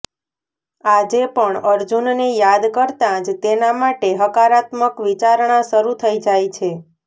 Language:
Gujarati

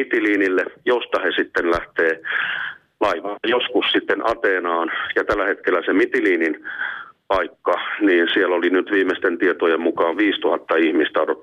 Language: Finnish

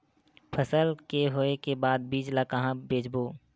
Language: Chhattisgarhi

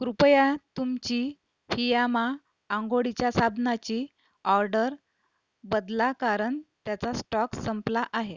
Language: Marathi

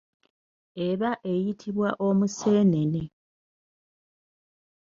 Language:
Ganda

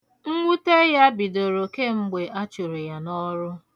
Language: Igbo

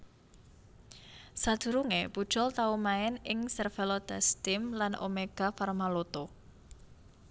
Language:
Javanese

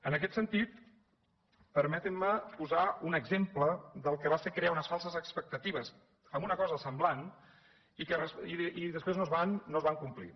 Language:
Catalan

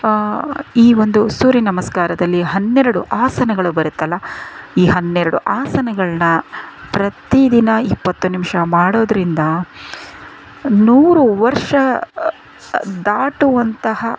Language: Kannada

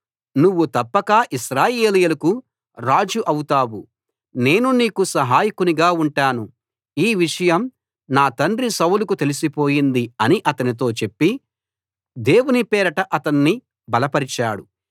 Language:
Telugu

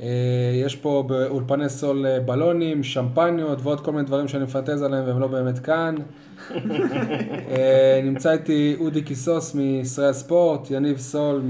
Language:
Hebrew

